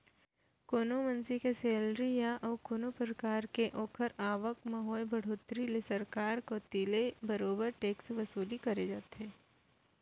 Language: Chhattisgarhi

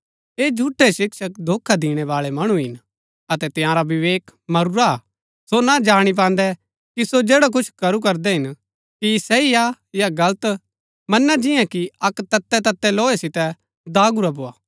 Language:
Gaddi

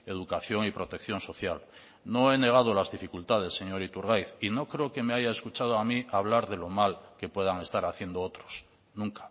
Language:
Spanish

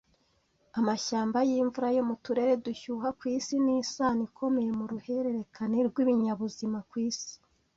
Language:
Kinyarwanda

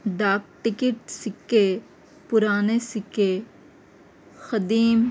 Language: Urdu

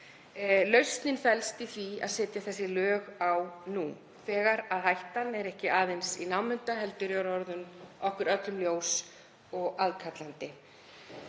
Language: Icelandic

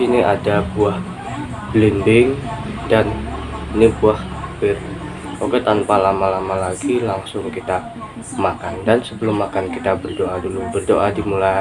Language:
Indonesian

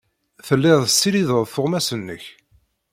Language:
Kabyle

